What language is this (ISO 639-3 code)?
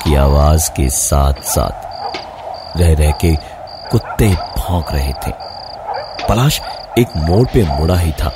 hin